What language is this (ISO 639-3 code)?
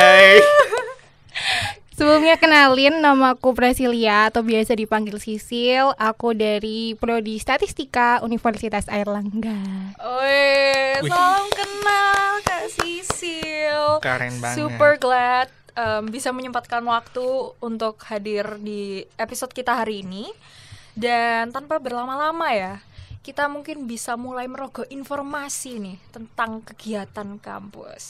ind